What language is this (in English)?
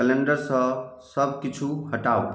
Maithili